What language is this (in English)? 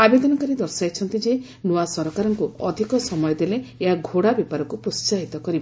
Odia